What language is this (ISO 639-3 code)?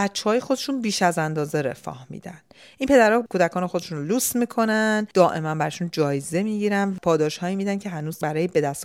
fas